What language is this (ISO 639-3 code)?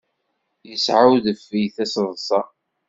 kab